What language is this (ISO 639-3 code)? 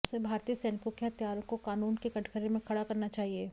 hin